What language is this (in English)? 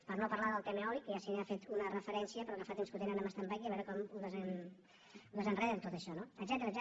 Catalan